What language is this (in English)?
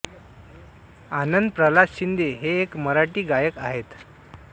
Marathi